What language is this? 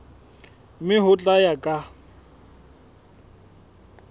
Southern Sotho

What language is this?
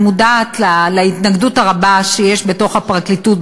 Hebrew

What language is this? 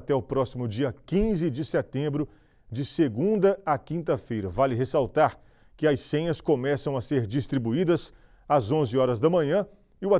Portuguese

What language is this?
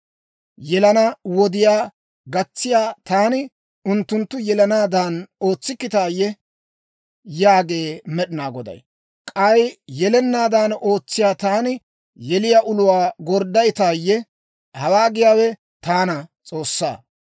Dawro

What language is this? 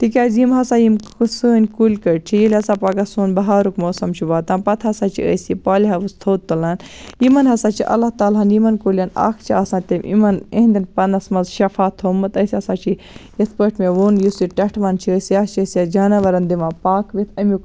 Kashmiri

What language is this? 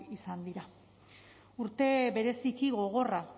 Basque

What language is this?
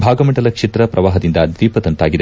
Kannada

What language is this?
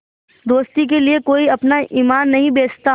Hindi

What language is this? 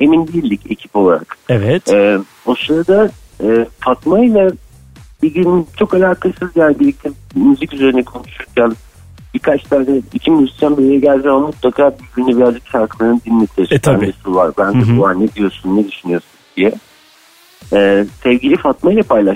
Turkish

